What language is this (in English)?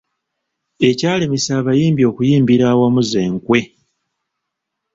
Ganda